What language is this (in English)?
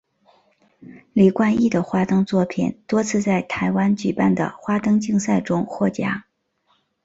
Chinese